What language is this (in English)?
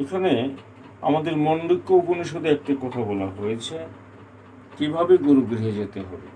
Bangla